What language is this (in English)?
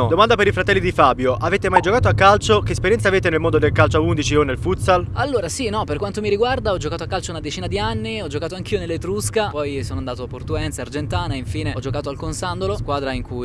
Italian